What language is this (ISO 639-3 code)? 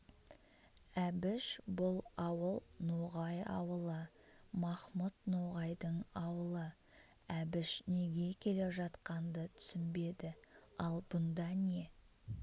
kaz